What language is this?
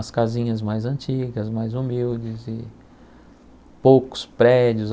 Portuguese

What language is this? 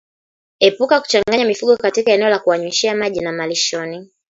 Swahili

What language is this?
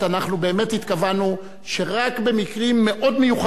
Hebrew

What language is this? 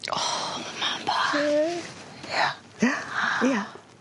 Welsh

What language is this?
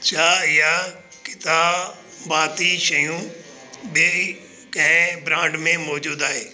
Sindhi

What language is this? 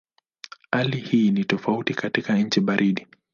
Swahili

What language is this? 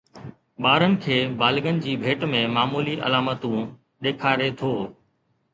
Sindhi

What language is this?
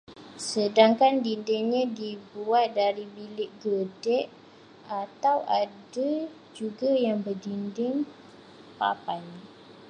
Malay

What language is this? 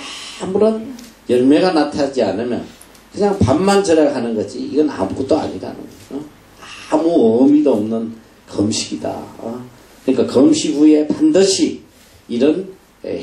Korean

